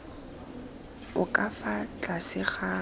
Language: Tswana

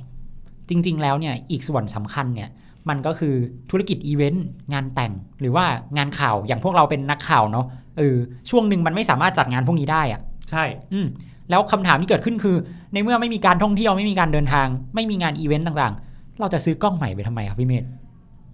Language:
Thai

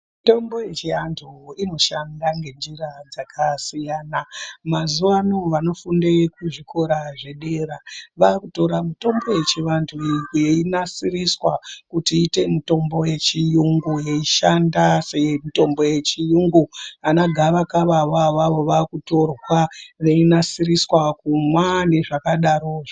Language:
Ndau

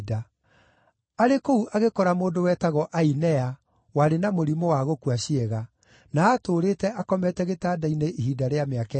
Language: Kikuyu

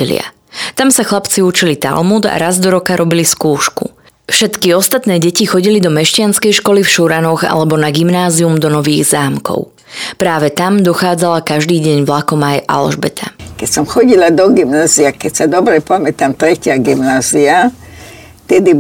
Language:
Slovak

